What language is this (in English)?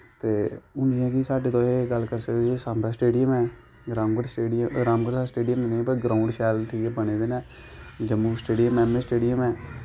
Dogri